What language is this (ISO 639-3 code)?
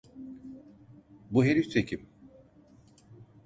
tur